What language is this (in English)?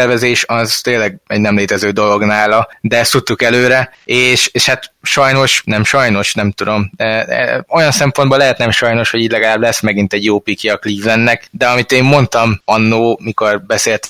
Hungarian